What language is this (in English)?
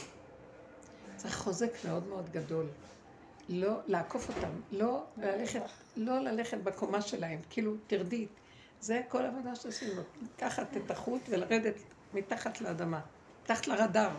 Hebrew